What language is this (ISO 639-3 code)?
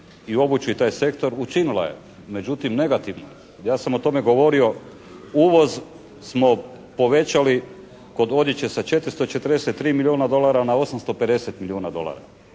hrv